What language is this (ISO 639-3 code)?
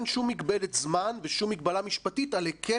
heb